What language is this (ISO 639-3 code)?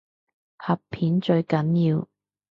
yue